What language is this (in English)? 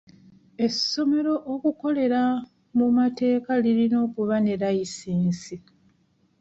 Ganda